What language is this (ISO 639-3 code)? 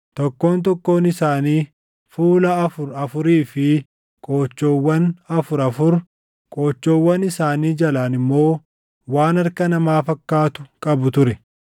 orm